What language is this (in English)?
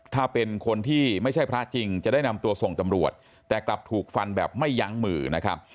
Thai